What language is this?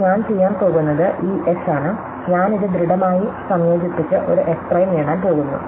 Malayalam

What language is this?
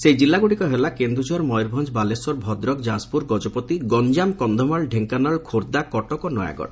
Odia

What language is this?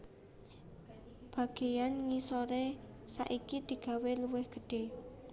Javanese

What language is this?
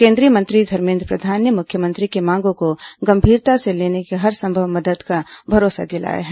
Hindi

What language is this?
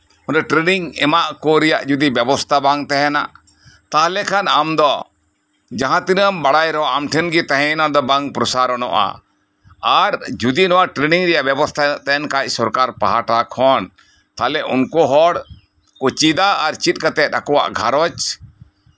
Santali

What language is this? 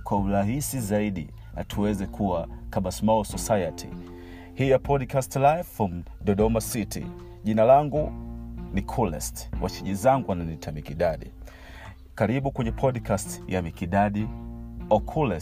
Swahili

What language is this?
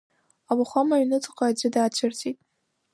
Abkhazian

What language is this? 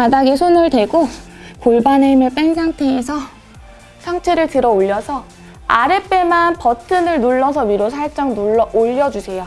Korean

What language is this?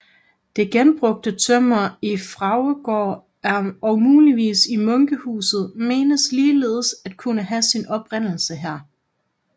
Danish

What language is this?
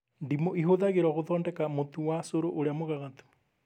Kikuyu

